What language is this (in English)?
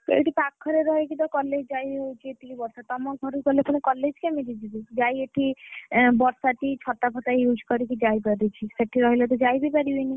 Odia